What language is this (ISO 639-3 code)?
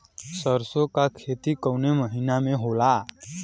bho